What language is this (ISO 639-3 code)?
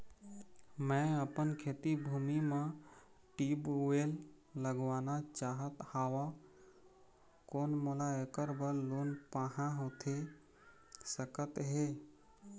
hne